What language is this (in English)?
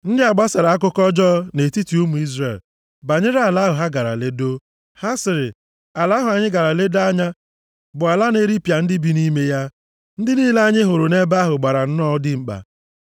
Igbo